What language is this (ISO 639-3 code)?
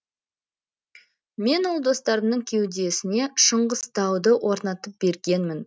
kaz